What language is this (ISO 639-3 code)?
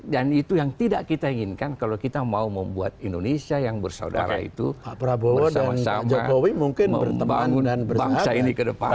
ind